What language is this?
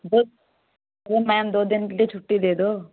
Hindi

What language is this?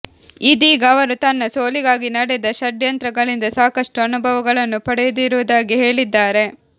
Kannada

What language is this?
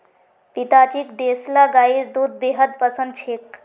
Magahi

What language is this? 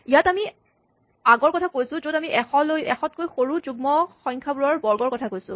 Assamese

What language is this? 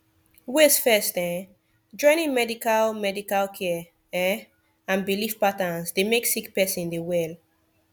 Nigerian Pidgin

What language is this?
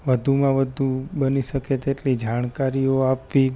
Gujarati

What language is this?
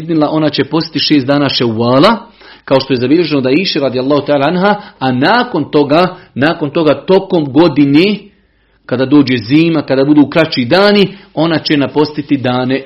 Croatian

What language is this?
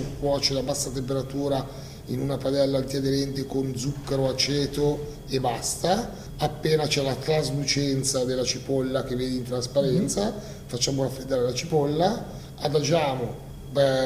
Italian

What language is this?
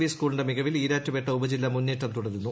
Malayalam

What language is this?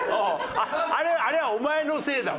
Japanese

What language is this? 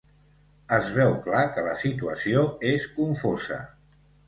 Catalan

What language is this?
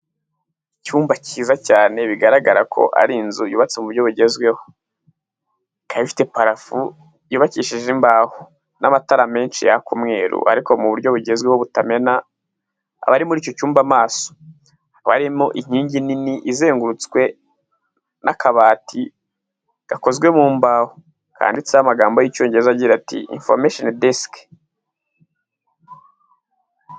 Kinyarwanda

